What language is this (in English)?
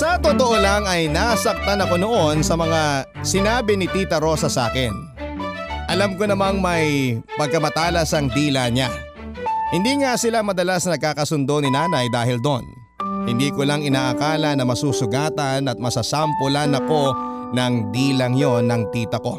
Filipino